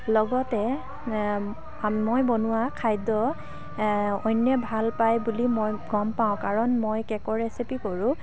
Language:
Assamese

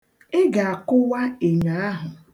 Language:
Igbo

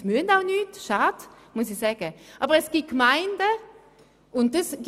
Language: Swiss German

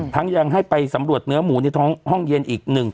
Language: Thai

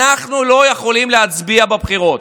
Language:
Hebrew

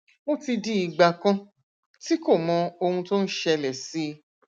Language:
Yoruba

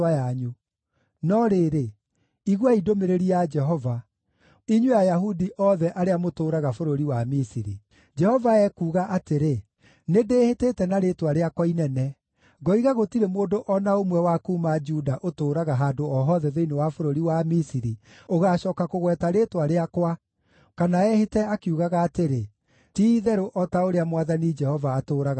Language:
Kikuyu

